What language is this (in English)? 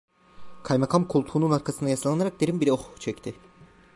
Turkish